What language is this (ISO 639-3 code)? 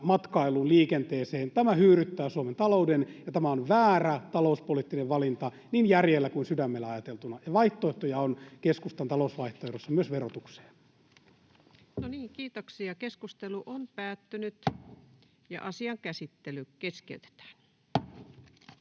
fin